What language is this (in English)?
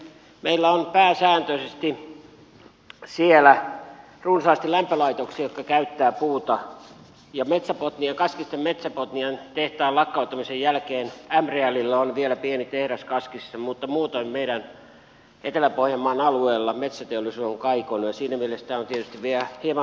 Finnish